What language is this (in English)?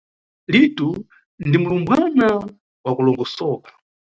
Nyungwe